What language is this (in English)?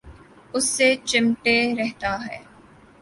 Urdu